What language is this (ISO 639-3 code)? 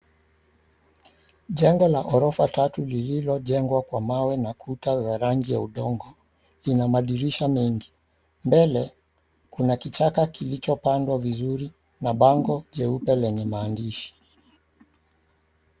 swa